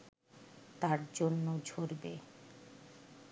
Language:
Bangla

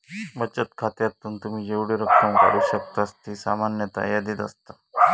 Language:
Marathi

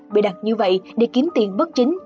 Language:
Vietnamese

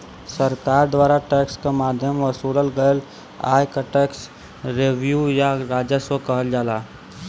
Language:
Bhojpuri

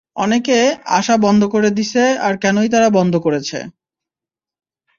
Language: Bangla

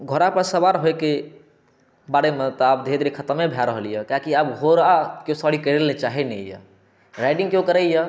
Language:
Maithili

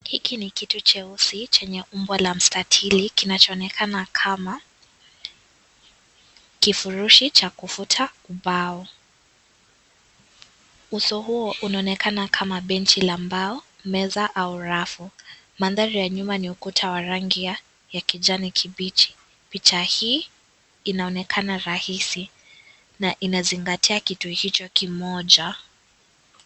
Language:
Swahili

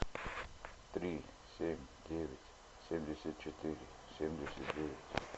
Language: Russian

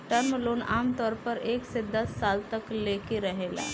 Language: Bhojpuri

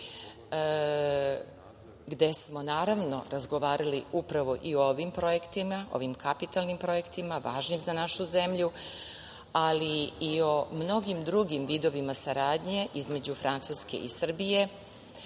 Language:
Serbian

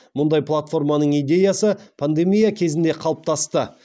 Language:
Kazakh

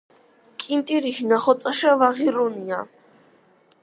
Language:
Georgian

